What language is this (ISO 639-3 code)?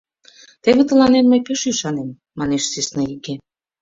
chm